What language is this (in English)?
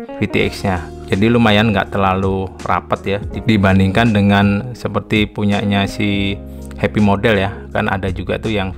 Indonesian